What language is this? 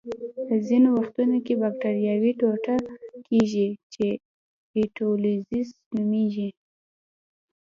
Pashto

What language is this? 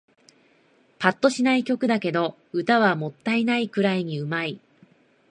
Japanese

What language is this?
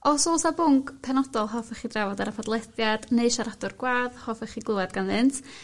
Welsh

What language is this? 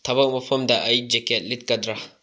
Manipuri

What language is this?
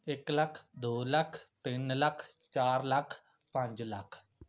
Punjabi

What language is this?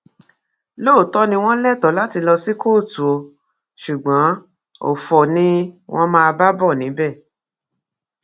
Yoruba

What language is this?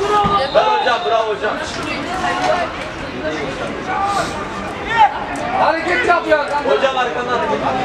Turkish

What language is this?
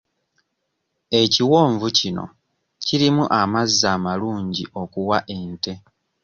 Ganda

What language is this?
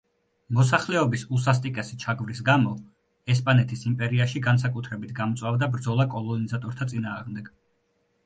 Georgian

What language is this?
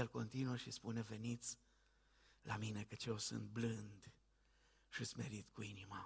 Romanian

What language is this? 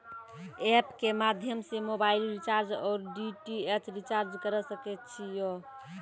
Maithili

